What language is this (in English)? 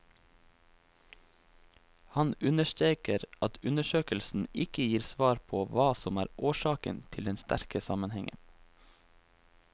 Norwegian